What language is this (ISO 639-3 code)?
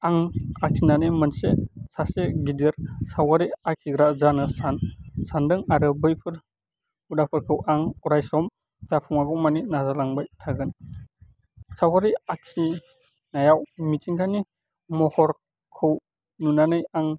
brx